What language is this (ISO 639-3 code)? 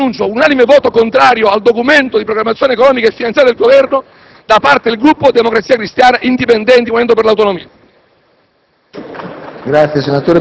ita